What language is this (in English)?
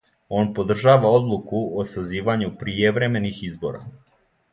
Serbian